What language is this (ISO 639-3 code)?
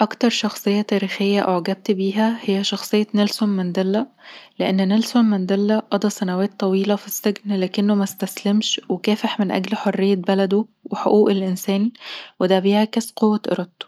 arz